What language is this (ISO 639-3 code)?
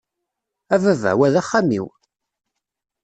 kab